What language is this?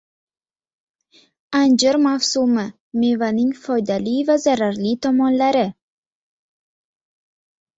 Uzbek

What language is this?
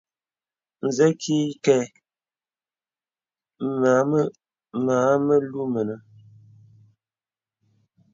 Bebele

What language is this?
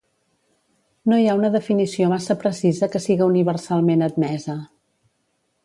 Catalan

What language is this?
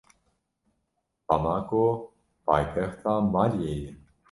Kurdish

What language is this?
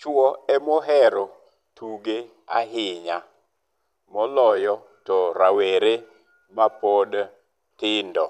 Luo (Kenya and Tanzania)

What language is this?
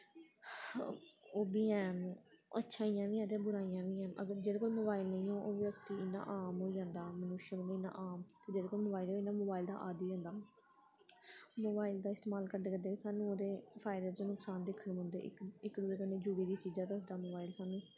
Dogri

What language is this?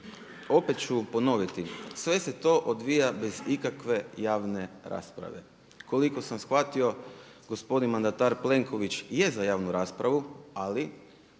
Croatian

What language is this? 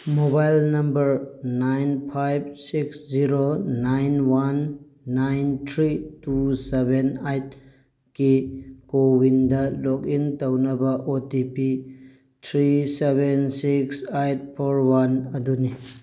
Manipuri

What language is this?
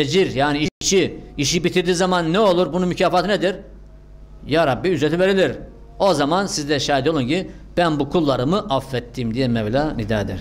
Turkish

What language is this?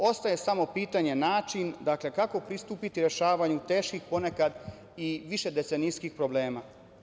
Serbian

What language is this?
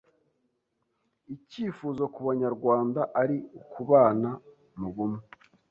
Kinyarwanda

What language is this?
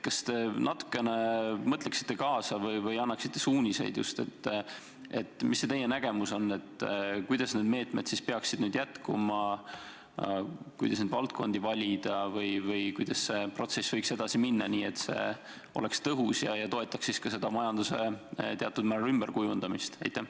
Estonian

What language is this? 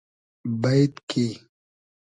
Hazaragi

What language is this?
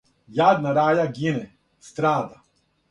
Serbian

